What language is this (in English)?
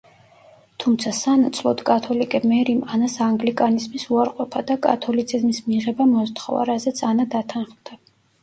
Georgian